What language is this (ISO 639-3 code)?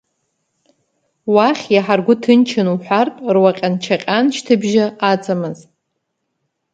abk